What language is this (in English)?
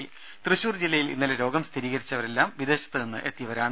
Malayalam